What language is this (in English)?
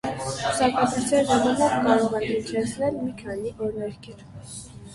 Armenian